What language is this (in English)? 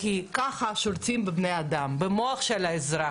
Hebrew